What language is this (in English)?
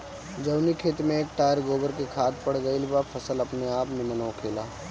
Bhojpuri